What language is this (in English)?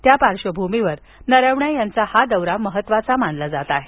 Marathi